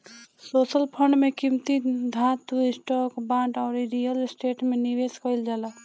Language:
Bhojpuri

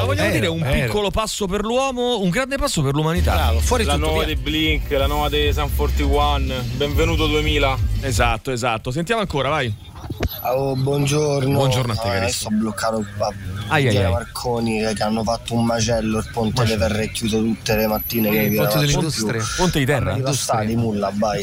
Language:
Italian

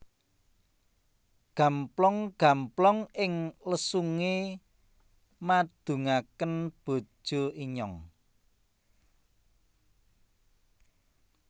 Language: Javanese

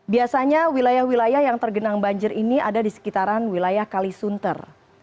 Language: Indonesian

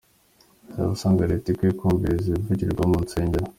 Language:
Kinyarwanda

